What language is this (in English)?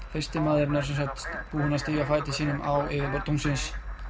Icelandic